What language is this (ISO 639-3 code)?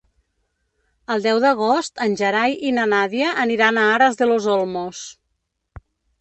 cat